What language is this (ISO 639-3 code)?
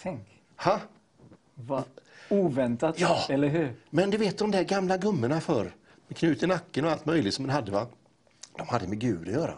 swe